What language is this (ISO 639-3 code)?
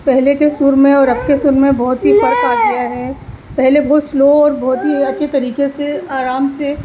urd